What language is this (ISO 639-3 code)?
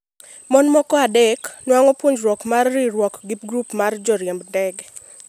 luo